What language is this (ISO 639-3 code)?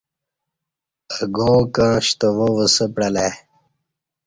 bsh